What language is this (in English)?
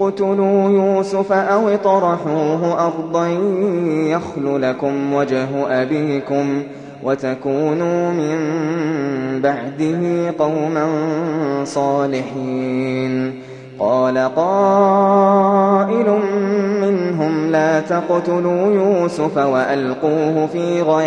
Arabic